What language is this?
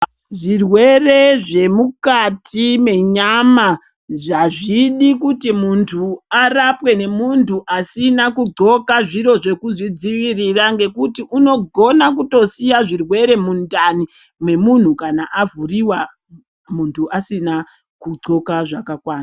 Ndau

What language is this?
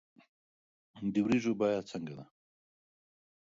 Pashto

